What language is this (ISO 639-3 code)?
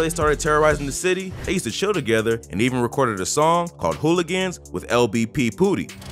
eng